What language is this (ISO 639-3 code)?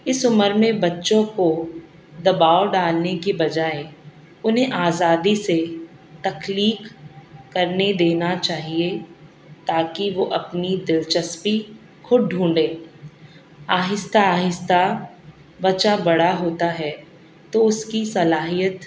urd